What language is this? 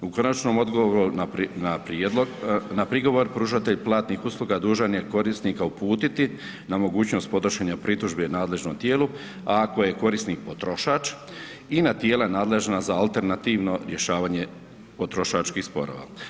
Croatian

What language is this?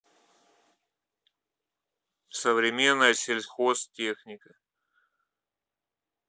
Russian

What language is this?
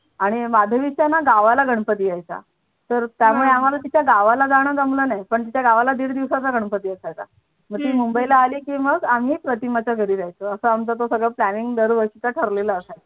Marathi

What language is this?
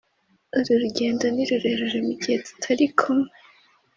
Kinyarwanda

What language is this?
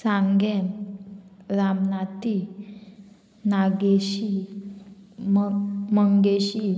Konkani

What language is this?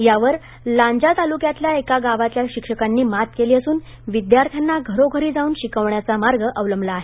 Marathi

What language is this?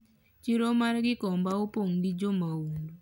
Luo (Kenya and Tanzania)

